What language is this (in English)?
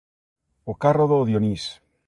Galician